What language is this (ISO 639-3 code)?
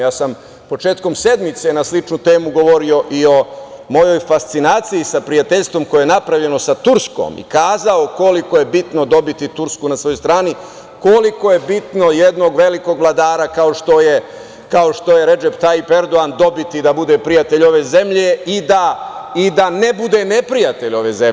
srp